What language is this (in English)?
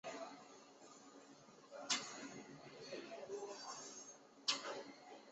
Chinese